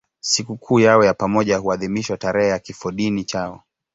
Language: Swahili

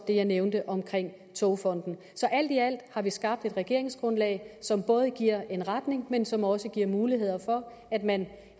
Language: Danish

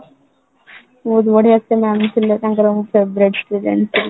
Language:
Odia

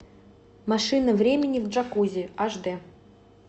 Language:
Russian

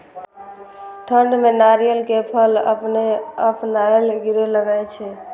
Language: Maithili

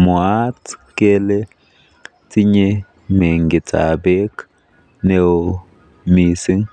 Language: Kalenjin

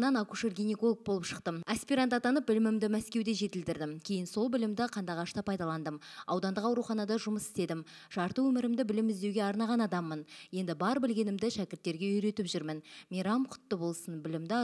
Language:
Turkish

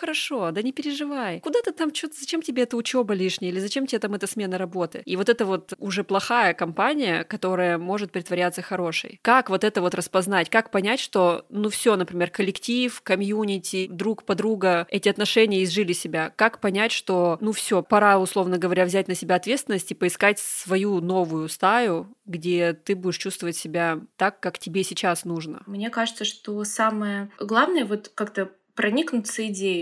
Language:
Russian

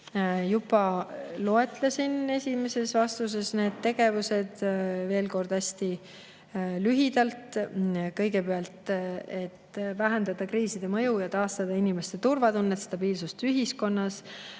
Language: Estonian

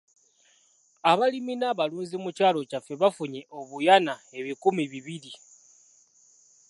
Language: Ganda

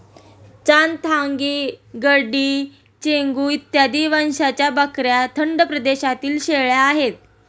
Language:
Marathi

